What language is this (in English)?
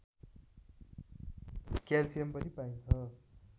Nepali